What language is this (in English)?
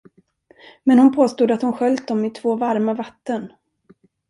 Swedish